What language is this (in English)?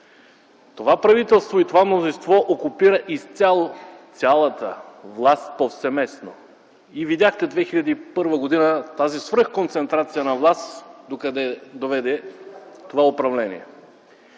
Bulgarian